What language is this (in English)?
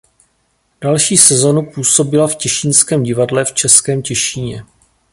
Czech